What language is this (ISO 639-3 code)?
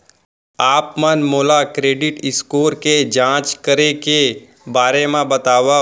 hne